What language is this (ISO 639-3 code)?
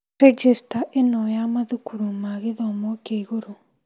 kik